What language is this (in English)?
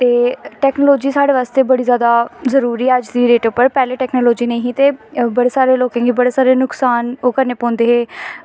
Dogri